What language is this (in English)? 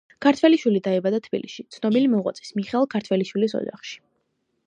Georgian